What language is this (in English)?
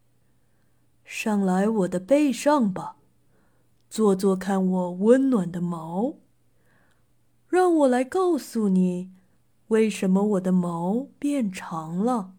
Chinese